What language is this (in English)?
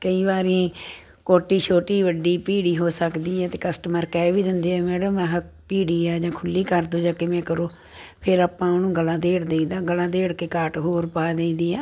Punjabi